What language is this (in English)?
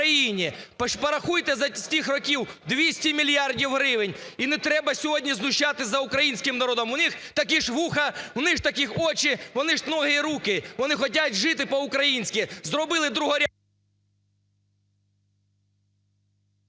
Ukrainian